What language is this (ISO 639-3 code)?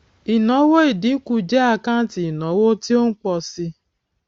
yor